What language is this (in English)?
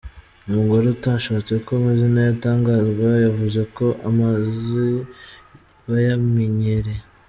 Kinyarwanda